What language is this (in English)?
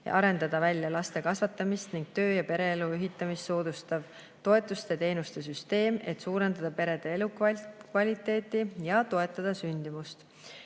Estonian